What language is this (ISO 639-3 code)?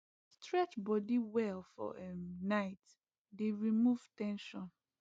pcm